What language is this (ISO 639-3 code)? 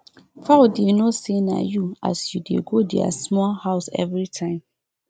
pcm